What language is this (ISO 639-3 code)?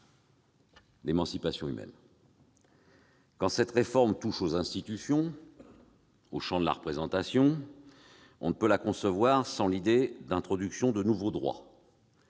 fra